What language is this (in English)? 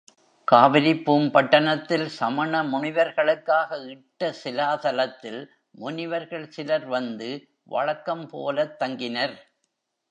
Tamil